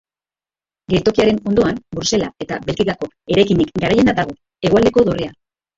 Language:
Basque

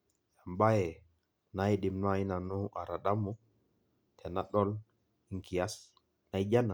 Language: Masai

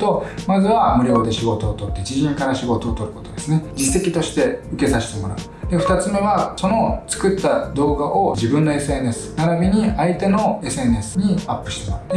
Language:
Japanese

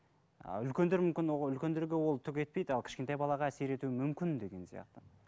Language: Kazakh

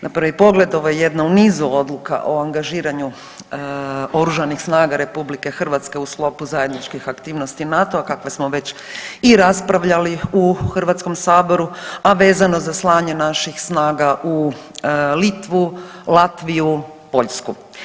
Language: Croatian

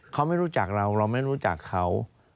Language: Thai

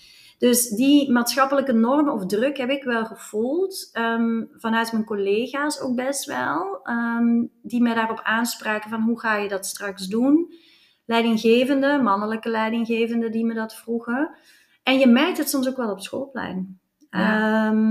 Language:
Dutch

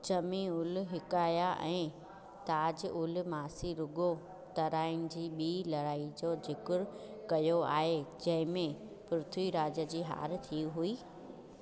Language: Sindhi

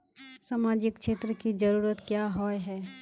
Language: Magahi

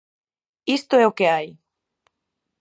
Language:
Galician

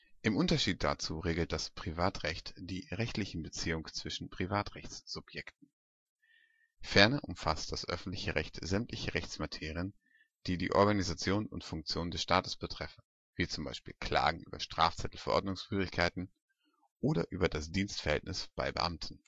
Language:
German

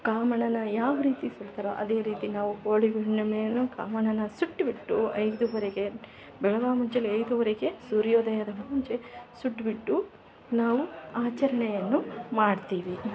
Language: Kannada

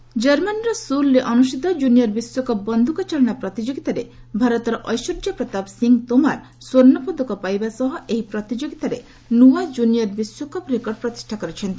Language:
Odia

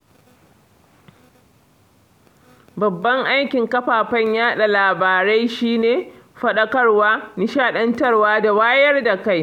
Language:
Hausa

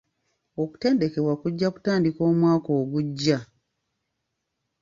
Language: Ganda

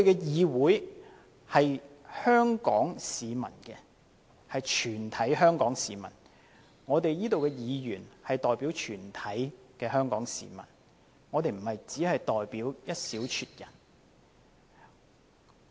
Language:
Cantonese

